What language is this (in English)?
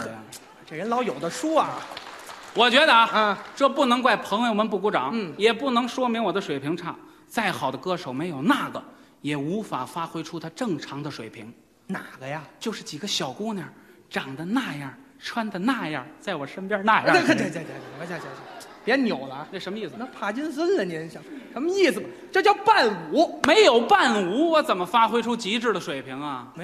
Chinese